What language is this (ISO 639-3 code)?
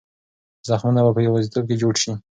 pus